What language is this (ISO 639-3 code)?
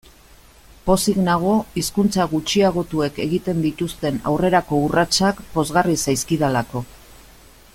eus